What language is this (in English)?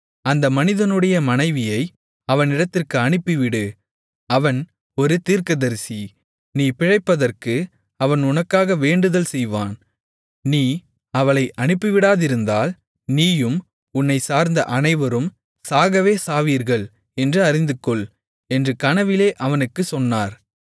Tamil